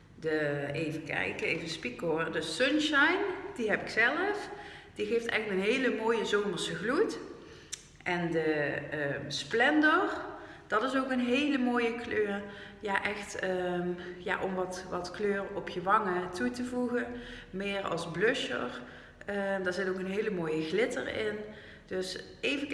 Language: Dutch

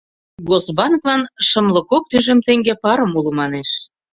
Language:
Mari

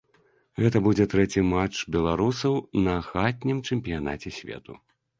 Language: Belarusian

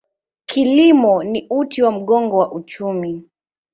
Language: Swahili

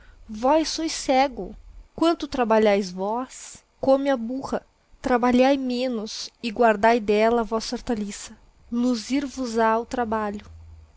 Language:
Portuguese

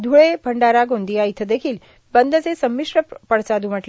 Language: Marathi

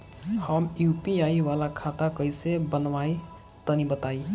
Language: Bhojpuri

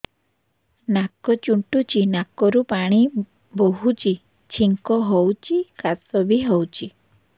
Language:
Odia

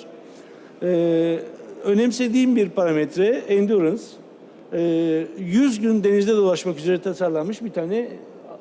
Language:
Turkish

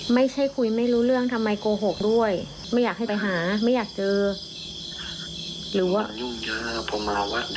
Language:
Thai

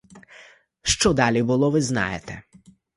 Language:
Ukrainian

